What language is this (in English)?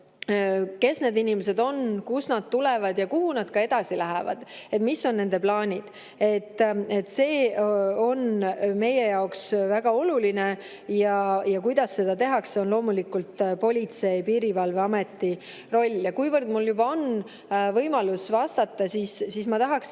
Estonian